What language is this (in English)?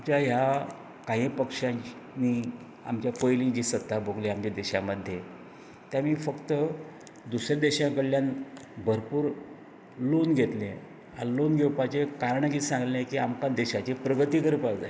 Konkani